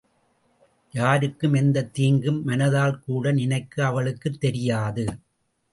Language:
Tamil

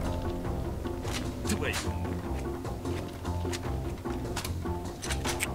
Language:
Russian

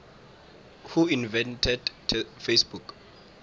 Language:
South Ndebele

